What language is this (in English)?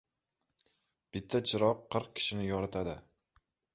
Uzbek